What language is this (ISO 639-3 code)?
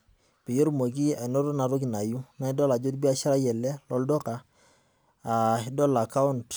mas